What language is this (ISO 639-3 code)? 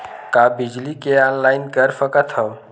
hne